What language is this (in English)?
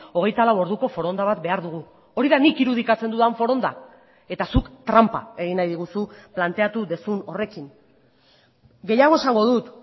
Basque